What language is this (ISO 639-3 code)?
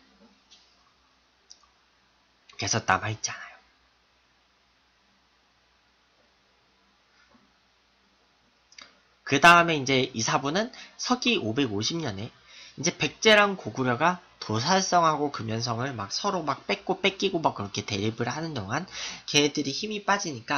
kor